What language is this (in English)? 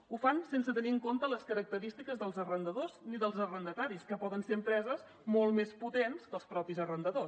Catalan